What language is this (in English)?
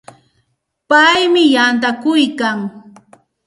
Santa Ana de Tusi Pasco Quechua